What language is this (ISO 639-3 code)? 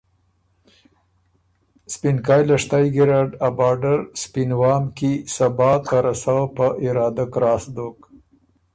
oru